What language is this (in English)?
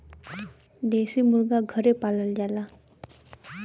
Bhojpuri